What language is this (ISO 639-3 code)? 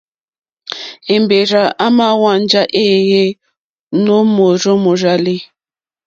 bri